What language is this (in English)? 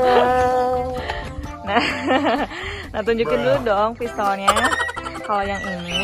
Indonesian